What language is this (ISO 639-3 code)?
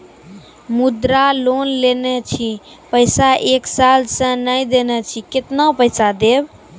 mai